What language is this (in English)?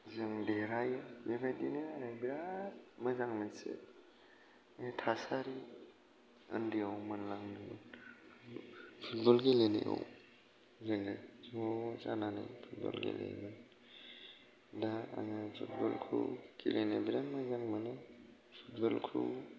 Bodo